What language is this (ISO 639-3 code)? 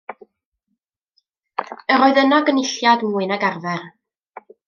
cym